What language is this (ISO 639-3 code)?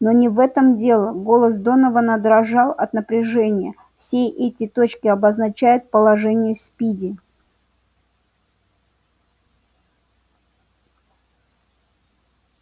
rus